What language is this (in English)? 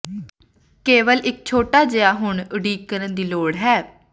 Punjabi